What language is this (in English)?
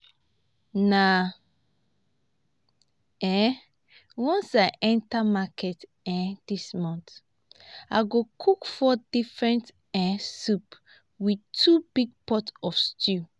Nigerian Pidgin